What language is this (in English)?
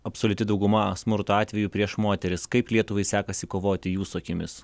Lithuanian